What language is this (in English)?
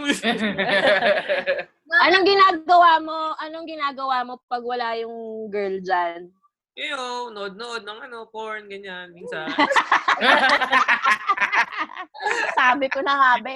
Filipino